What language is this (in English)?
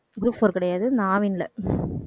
Tamil